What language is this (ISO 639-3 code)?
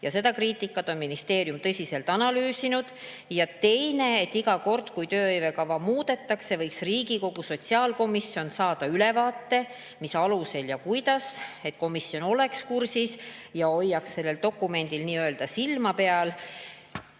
est